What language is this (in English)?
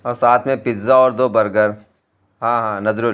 Urdu